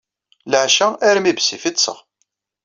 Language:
Kabyle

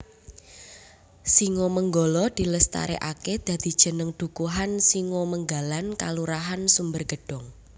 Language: Javanese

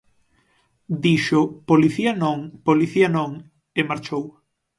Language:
Galician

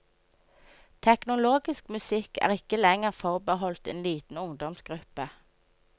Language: Norwegian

